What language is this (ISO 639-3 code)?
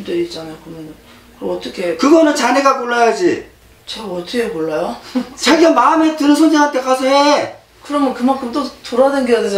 kor